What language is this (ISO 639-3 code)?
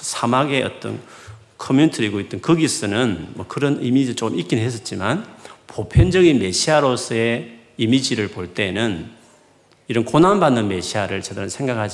kor